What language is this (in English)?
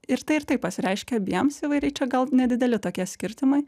Lithuanian